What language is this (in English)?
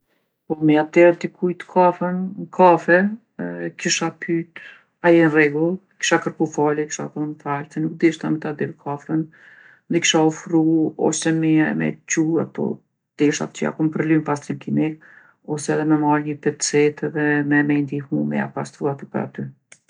Gheg Albanian